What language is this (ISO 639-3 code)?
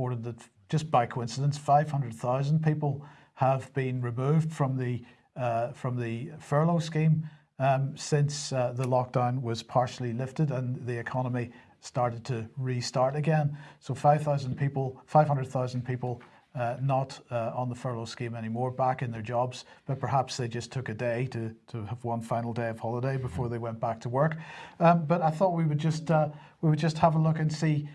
eng